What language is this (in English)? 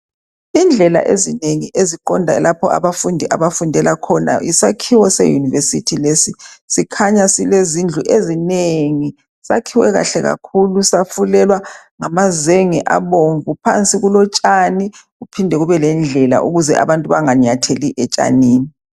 North Ndebele